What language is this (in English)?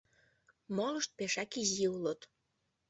Mari